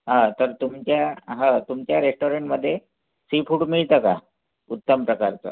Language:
Marathi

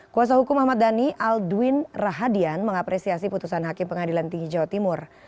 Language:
Indonesian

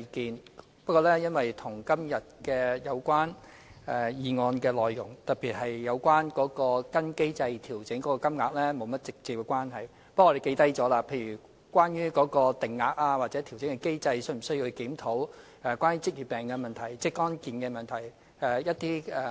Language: Cantonese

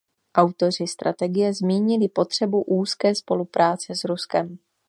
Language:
Czech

